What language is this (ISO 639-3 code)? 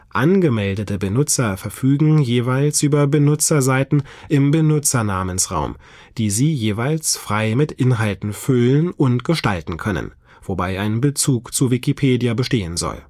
deu